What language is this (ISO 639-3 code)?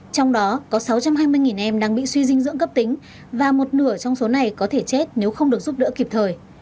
vie